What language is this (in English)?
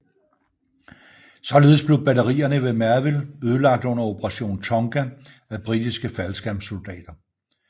Danish